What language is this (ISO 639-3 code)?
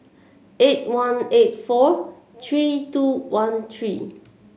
eng